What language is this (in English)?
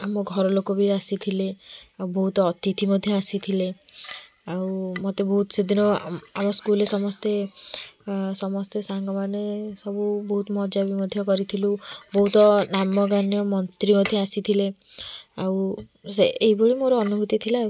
Odia